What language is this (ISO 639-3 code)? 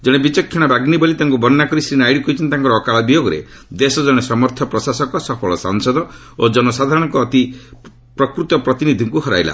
ori